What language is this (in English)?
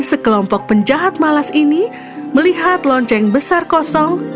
Indonesian